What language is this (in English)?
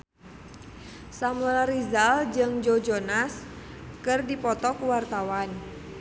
Sundanese